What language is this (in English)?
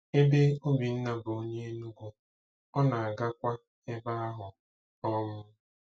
Igbo